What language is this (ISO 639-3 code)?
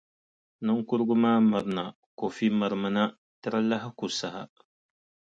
dag